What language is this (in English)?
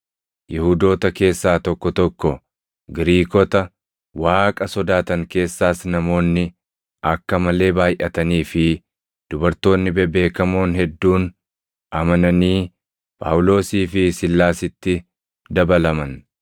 Oromo